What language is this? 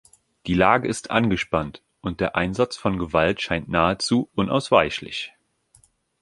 German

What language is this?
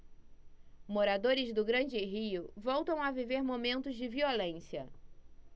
Portuguese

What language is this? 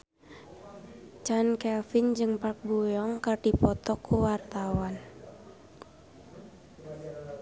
Sundanese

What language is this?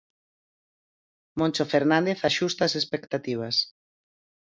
Galician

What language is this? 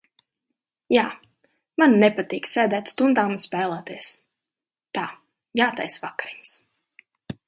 Latvian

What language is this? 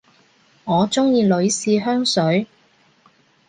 Cantonese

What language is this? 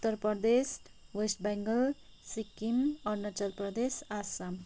Nepali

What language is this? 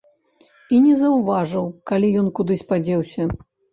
Belarusian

